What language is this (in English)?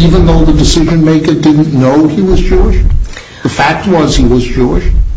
English